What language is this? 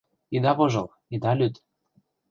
Mari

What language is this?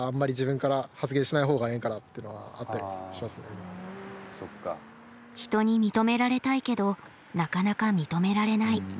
Japanese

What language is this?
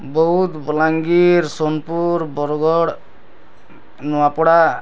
Odia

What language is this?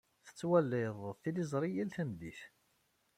Kabyle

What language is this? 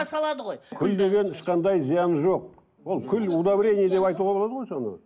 Kazakh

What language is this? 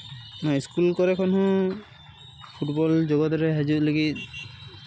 Santali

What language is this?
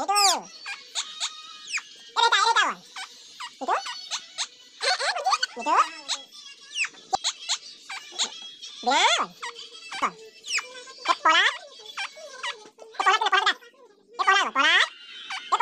Korean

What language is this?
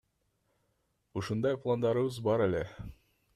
Kyrgyz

